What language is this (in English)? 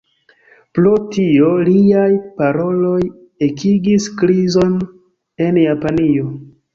Esperanto